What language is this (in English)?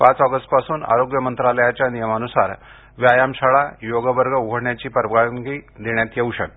Marathi